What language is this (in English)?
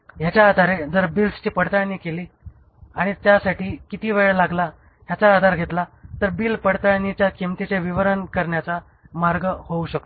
Marathi